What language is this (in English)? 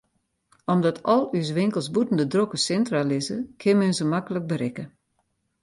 Western Frisian